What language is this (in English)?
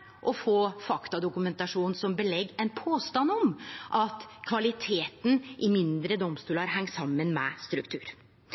Norwegian Nynorsk